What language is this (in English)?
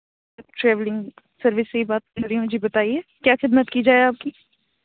Urdu